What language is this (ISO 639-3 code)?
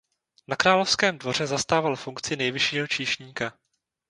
ces